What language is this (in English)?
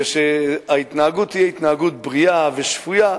Hebrew